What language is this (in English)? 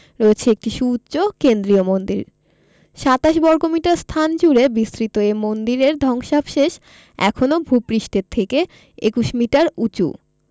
Bangla